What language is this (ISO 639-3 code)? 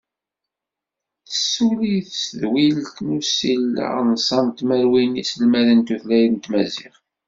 kab